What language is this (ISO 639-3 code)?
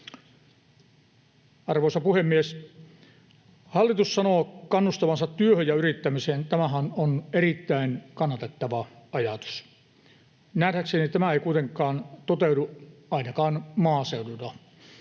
fin